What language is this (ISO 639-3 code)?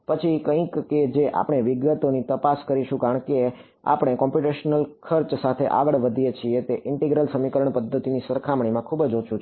guj